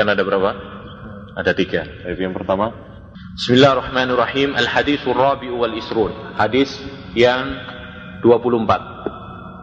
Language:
Indonesian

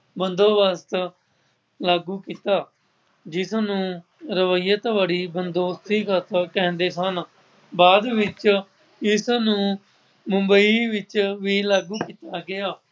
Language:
Punjabi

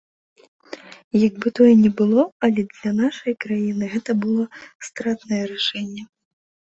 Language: Belarusian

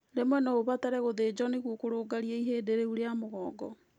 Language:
Kikuyu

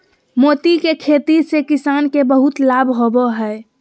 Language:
Magahi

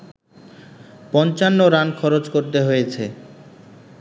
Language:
Bangla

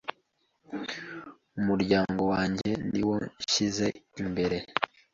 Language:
Kinyarwanda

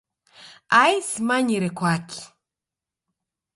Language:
Taita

